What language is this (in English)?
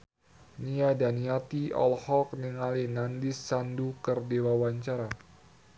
Sundanese